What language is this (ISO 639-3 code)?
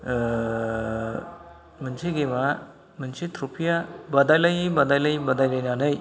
brx